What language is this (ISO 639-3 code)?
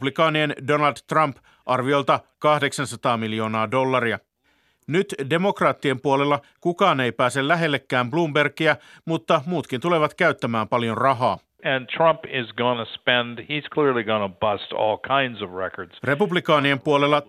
fin